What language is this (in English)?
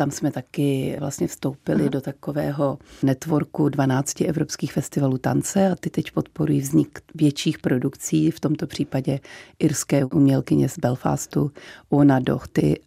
Czech